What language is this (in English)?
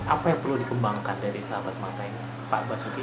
Indonesian